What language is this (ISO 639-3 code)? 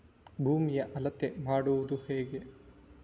kan